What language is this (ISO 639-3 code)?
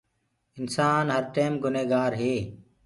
ggg